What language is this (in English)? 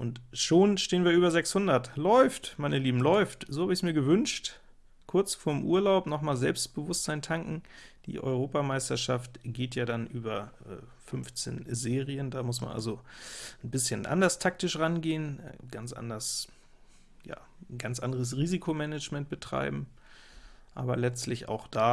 German